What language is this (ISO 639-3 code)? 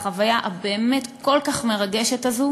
heb